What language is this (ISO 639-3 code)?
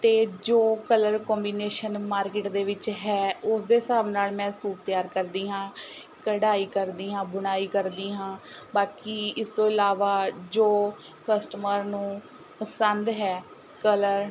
pan